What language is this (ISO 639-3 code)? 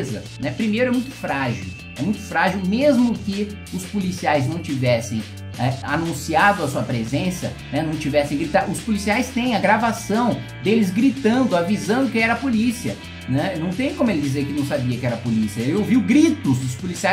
por